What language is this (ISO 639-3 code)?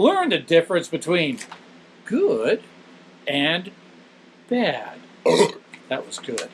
eng